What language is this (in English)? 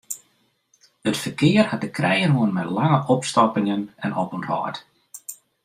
Western Frisian